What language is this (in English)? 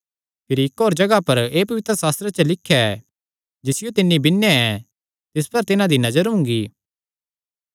Kangri